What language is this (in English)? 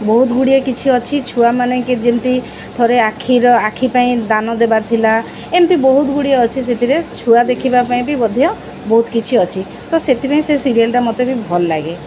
Odia